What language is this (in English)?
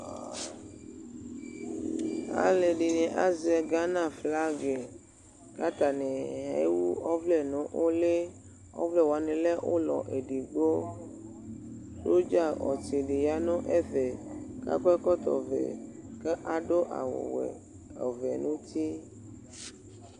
Ikposo